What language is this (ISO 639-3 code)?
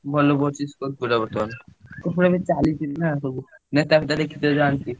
ori